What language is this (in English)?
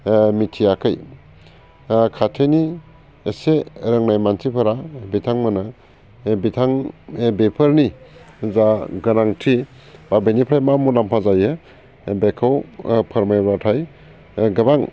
Bodo